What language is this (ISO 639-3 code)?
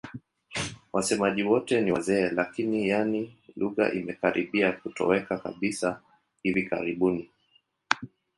swa